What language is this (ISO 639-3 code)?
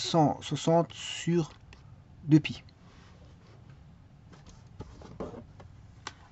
fra